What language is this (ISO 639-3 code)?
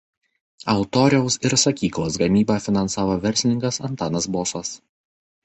lit